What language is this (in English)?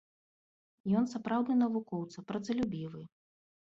Belarusian